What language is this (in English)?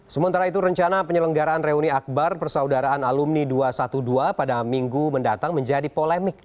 Indonesian